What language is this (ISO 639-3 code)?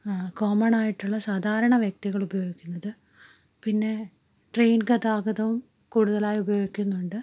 mal